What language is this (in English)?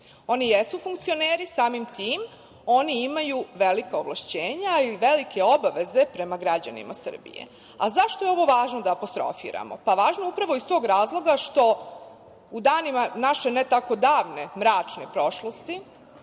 Serbian